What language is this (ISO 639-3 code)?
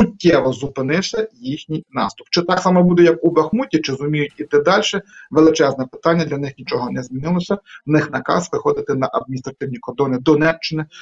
ukr